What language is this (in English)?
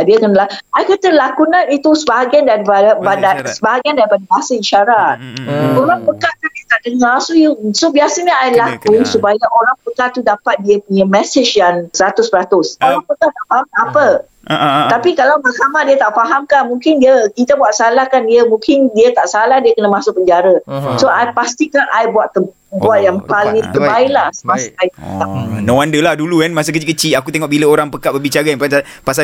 Malay